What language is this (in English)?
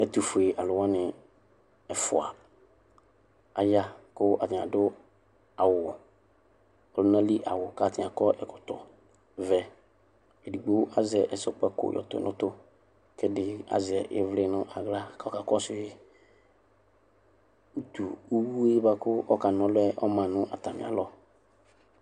Ikposo